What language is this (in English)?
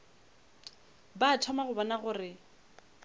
Northern Sotho